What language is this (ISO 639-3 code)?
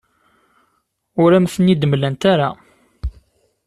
kab